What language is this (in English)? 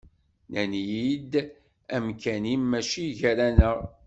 Kabyle